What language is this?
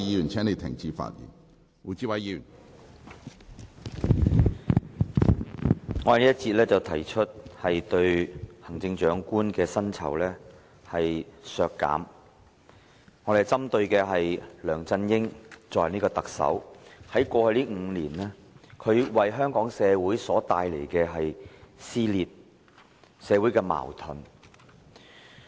Cantonese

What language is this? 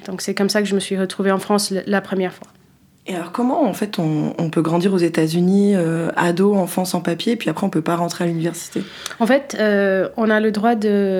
French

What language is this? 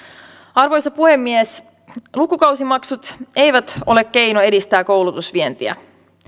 Finnish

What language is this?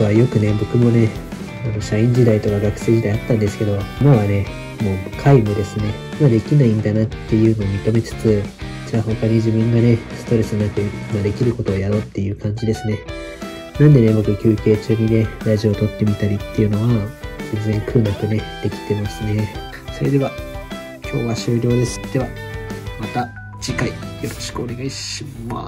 Japanese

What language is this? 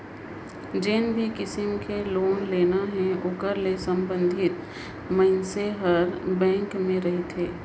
Chhattisgarhi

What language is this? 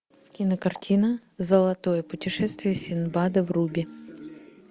Russian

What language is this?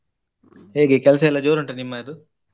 Kannada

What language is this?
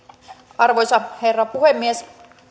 Finnish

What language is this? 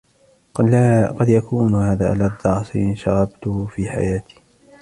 Arabic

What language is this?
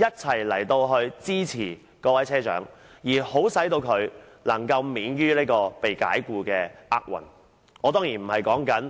Cantonese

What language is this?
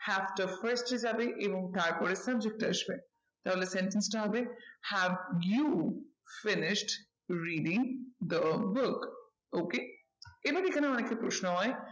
Bangla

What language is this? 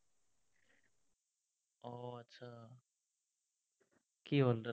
Assamese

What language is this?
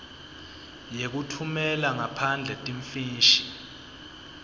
Swati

